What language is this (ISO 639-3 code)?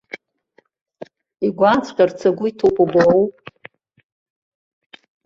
abk